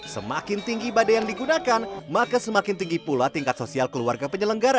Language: Indonesian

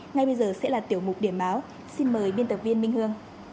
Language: Vietnamese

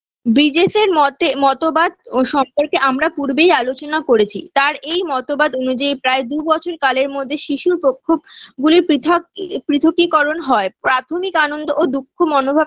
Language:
Bangla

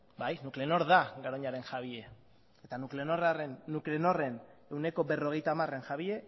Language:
Basque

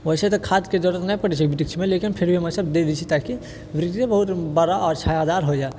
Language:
Maithili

